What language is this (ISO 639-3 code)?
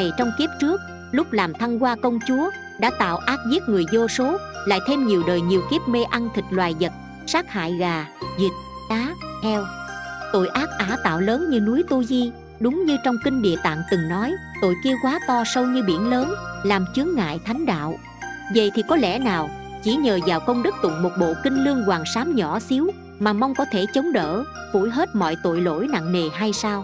vie